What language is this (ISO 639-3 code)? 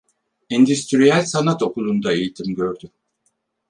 tur